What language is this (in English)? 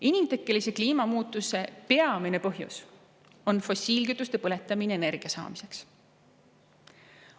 Estonian